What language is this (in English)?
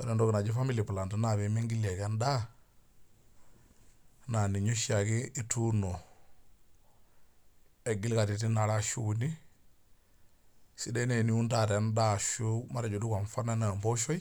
Masai